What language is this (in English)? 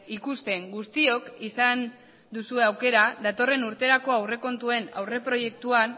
Basque